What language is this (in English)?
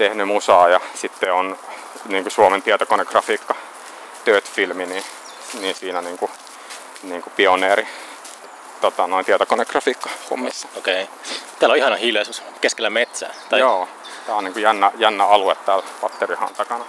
Finnish